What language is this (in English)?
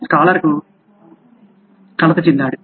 Telugu